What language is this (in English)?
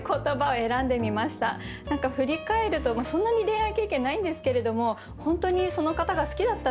Japanese